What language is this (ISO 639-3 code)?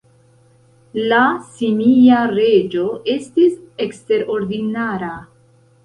epo